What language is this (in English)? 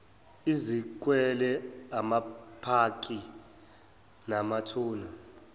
Zulu